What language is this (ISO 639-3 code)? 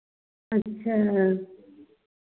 hin